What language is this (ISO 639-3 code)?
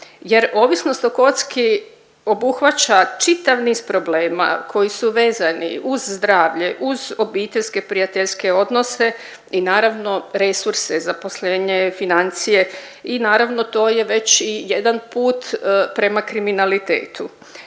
hrv